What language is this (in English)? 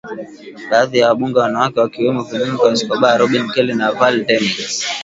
Swahili